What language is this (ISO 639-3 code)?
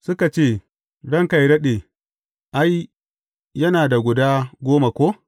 hau